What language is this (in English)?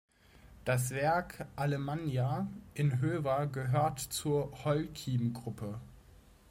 German